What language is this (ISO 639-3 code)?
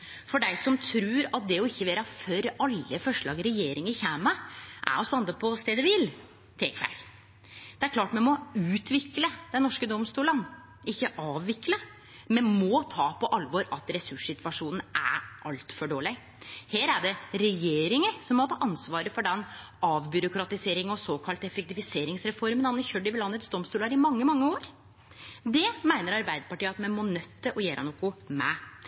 nno